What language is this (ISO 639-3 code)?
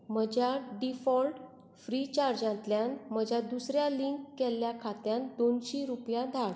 kok